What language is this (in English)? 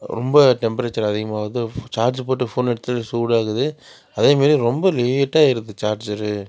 Tamil